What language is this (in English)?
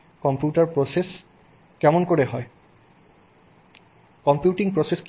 Bangla